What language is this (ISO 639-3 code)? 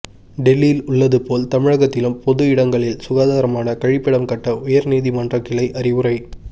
tam